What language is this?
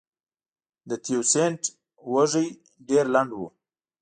Pashto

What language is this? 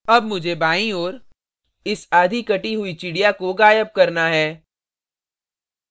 Hindi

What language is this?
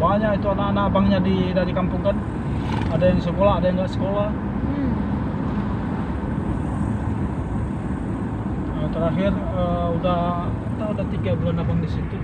Indonesian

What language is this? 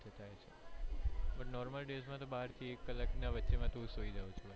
Gujarati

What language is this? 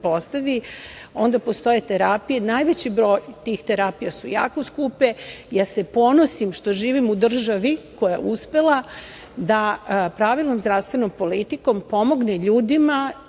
Serbian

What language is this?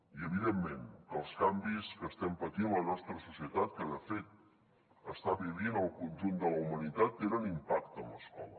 Catalan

